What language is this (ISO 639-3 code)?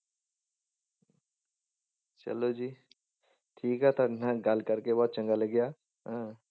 pan